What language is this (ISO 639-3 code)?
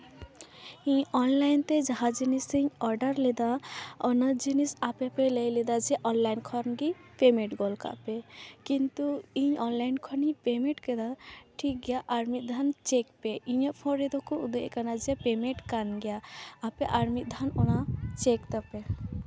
sat